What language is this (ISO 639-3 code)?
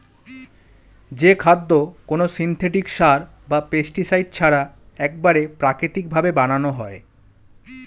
ben